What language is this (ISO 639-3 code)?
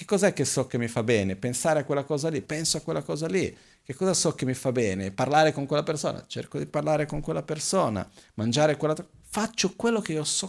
ita